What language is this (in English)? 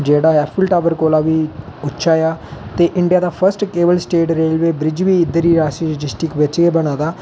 Dogri